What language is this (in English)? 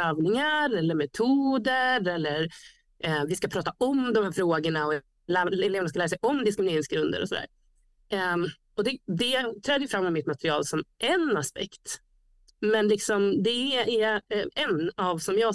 Swedish